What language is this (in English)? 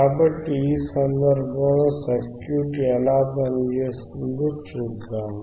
Telugu